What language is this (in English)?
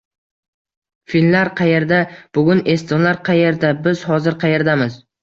Uzbek